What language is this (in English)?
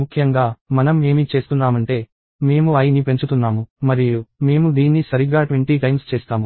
Telugu